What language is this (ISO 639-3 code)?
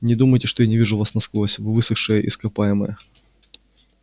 rus